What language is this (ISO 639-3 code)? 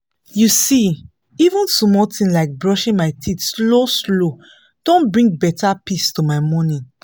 pcm